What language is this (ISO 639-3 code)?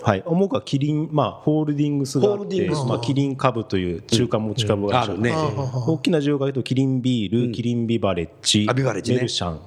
jpn